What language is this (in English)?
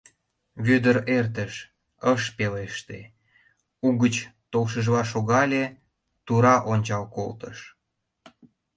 Mari